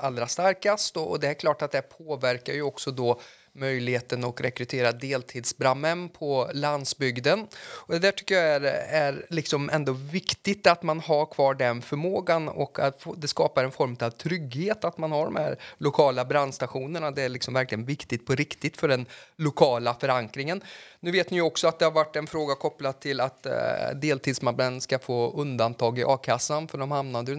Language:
Swedish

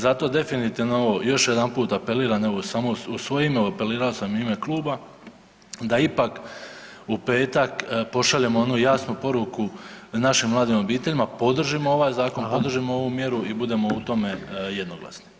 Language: Croatian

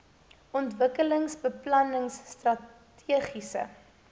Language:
Afrikaans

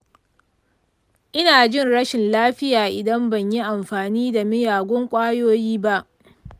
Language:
Hausa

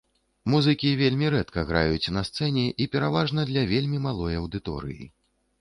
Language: Belarusian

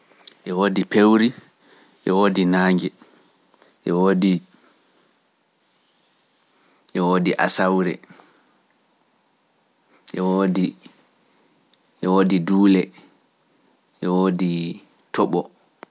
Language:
Pular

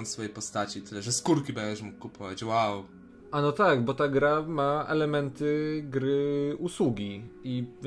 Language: Polish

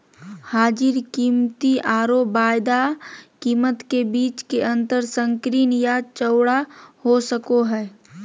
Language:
Magahi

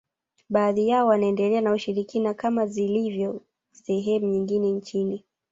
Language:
Swahili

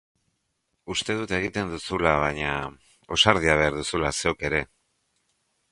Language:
Basque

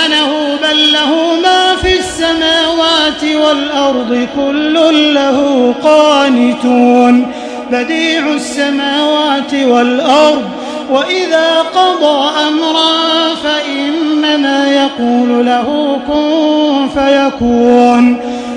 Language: Arabic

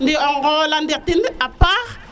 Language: Serer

